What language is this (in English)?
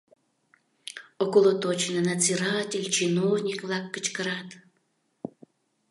Mari